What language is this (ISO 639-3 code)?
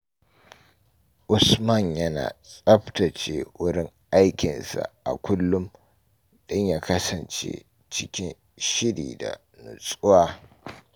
hau